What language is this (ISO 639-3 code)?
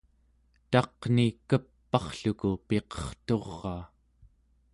esu